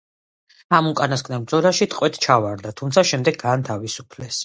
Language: Georgian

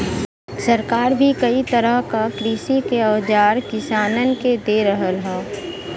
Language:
Bhojpuri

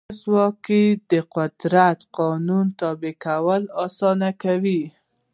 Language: Pashto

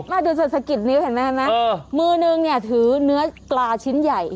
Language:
Thai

